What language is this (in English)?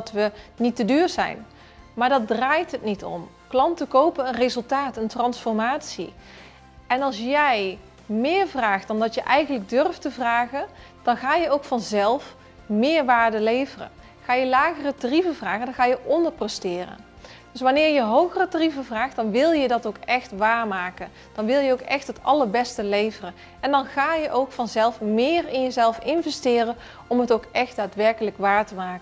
Dutch